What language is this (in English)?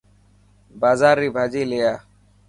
Dhatki